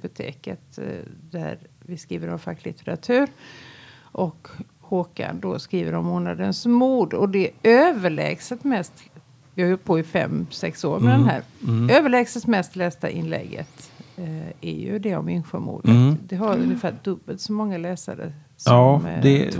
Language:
Swedish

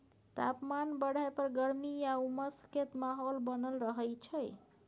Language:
Maithili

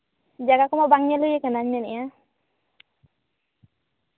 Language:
Santali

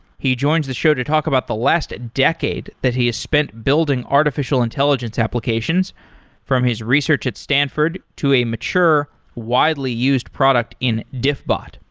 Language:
English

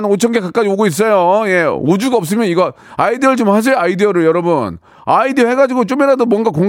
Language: Korean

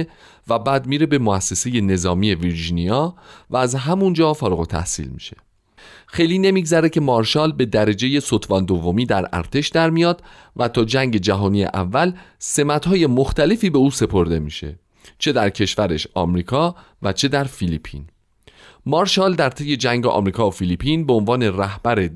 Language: Persian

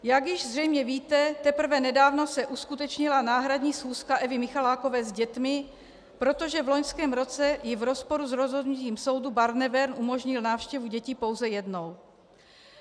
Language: Czech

